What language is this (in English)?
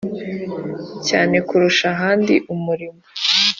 Kinyarwanda